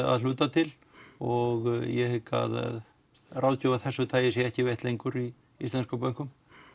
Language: Icelandic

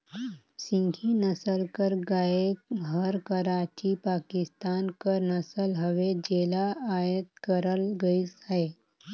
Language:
Chhattisgarhi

